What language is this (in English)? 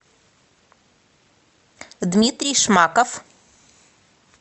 Russian